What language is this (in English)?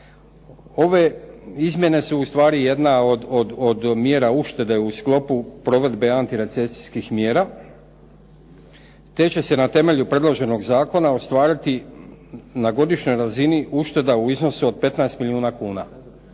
Croatian